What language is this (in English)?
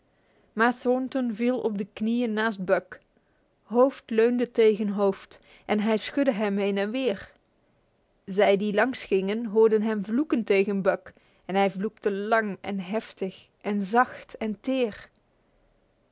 Dutch